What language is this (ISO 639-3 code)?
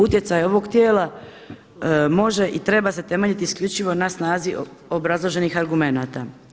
hrv